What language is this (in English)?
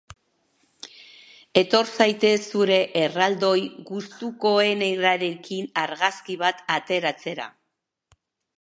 Basque